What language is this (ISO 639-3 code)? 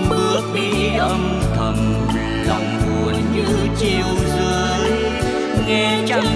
vie